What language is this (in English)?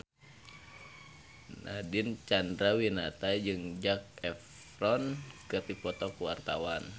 Sundanese